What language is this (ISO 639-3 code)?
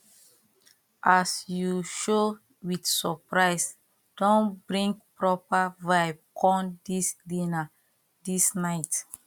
pcm